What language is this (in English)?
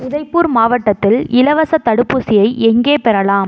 Tamil